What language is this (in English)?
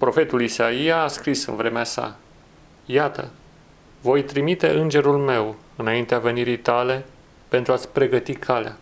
Romanian